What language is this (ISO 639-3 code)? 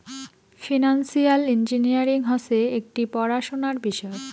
ben